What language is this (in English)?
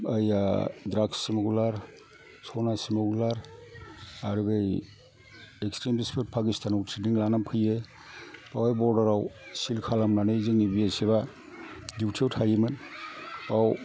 Bodo